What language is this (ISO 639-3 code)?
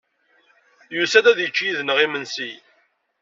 kab